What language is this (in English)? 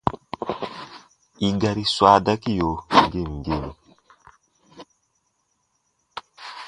Baatonum